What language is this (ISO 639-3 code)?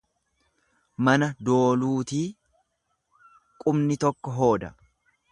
orm